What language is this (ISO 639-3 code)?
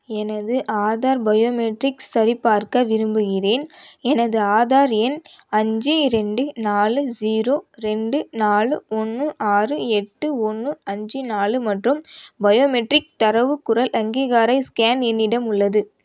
tam